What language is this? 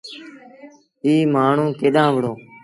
Sindhi Bhil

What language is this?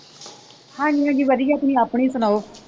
Punjabi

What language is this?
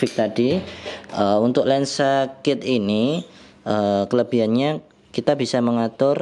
Indonesian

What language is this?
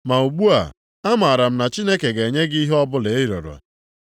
Igbo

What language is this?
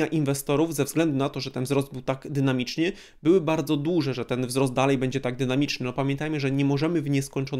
Polish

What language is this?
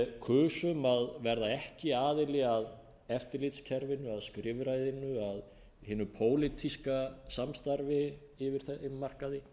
Icelandic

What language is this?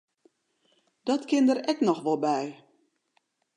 Western Frisian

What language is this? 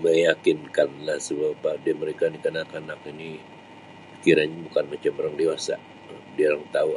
Sabah Malay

